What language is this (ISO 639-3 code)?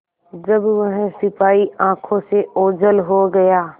hin